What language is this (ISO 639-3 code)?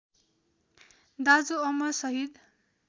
nep